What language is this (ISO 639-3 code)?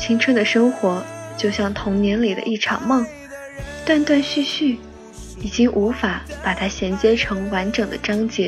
zho